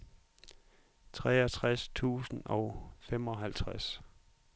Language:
Danish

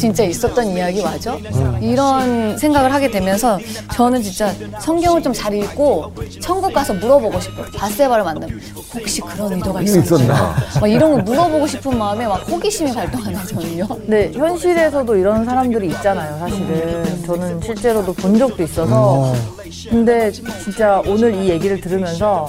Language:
Korean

